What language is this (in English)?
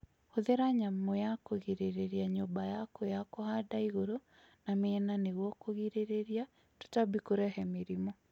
Kikuyu